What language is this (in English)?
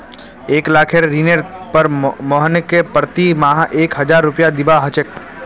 Magahi